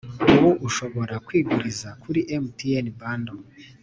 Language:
Kinyarwanda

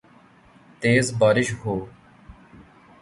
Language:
Urdu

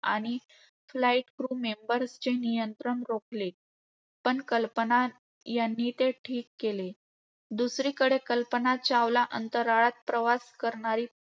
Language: Marathi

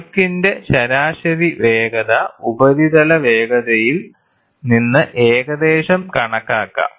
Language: Malayalam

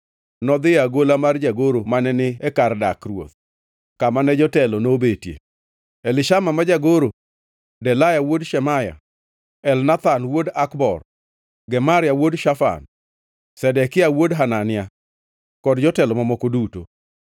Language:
Luo (Kenya and Tanzania)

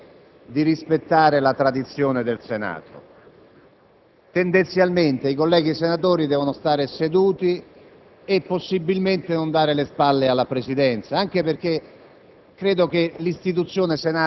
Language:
Italian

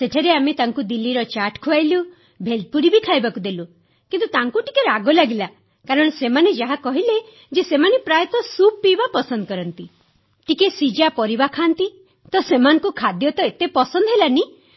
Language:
Odia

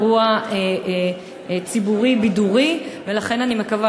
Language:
Hebrew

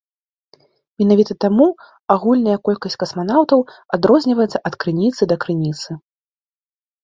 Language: Belarusian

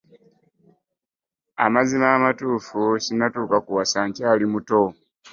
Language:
Ganda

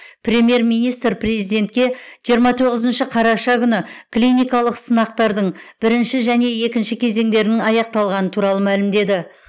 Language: Kazakh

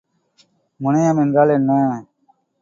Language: Tamil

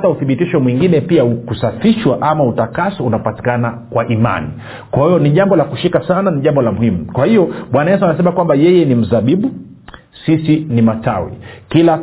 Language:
Swahili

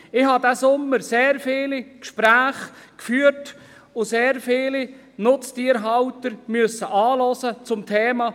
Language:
Swiss German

